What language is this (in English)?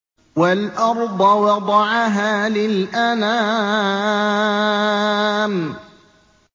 Arabic